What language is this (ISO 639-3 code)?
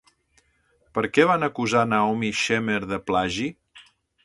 cat